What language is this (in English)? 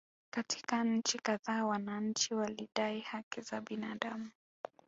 Swahili